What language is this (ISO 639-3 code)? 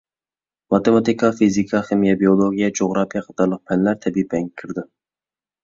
uig